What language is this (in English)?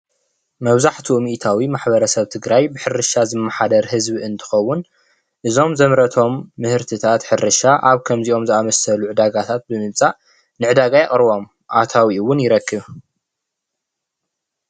Tigrinya